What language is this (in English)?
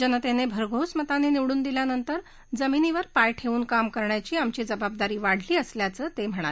Marathi